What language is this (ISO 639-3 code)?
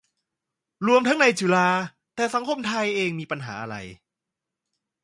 tha